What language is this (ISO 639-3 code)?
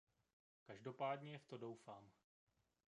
ces